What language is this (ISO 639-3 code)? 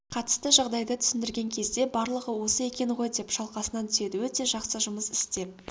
kaz